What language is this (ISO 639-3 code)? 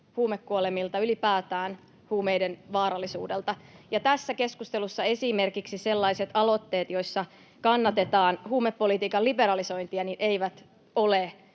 fin